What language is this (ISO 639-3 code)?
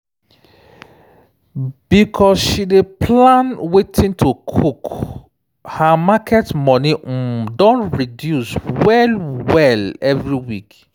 pcm